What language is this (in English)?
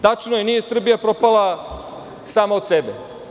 Serbian